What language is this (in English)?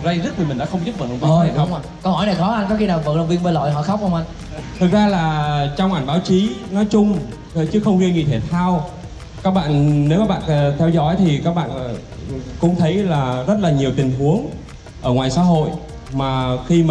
Vietnamese